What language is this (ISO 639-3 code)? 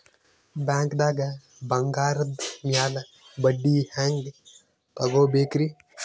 kan